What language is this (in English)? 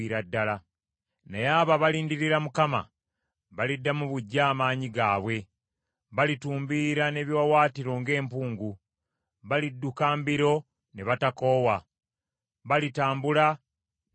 Ganda